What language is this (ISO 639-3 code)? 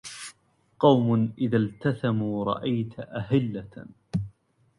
ara